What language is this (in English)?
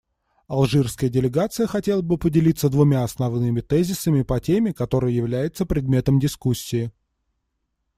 Russian